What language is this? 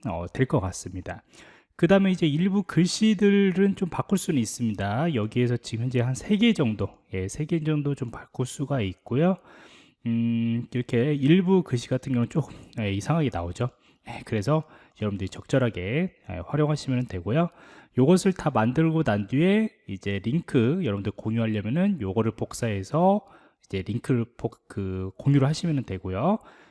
Korean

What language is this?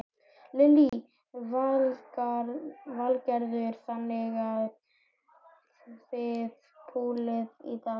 Icelandic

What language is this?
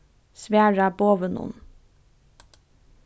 Faroese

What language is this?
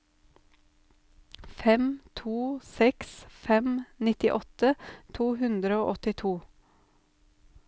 Norwegian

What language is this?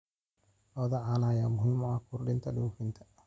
Somali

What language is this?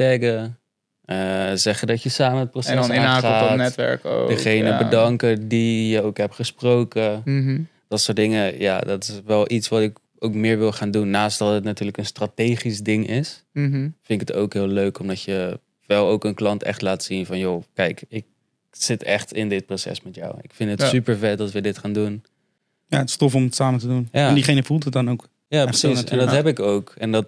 Dutch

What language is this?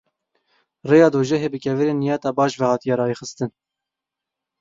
Kurdish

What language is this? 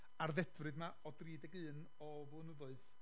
Welsh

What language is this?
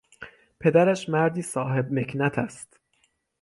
Persian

